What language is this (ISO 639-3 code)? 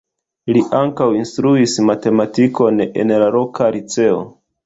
epo